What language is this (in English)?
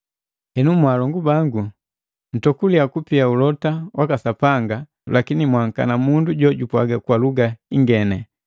Matengo